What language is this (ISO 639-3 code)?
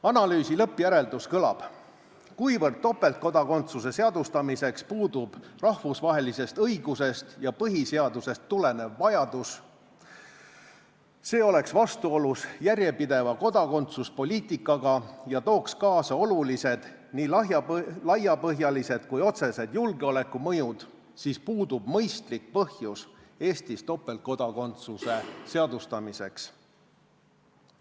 est